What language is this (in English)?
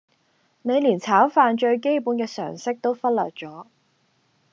Cantonese